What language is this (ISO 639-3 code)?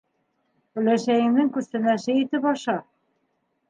bak